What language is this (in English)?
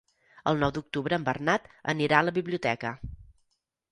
Catalan